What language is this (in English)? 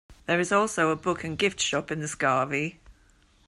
English